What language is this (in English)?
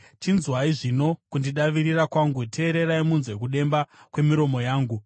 Shona